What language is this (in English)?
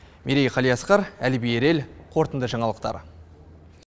Kazakh